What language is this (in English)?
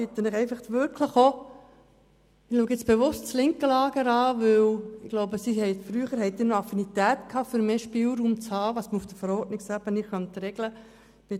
Swiss German